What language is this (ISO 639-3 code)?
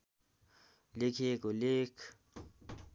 nep